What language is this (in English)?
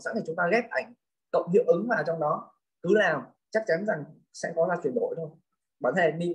Vietnamese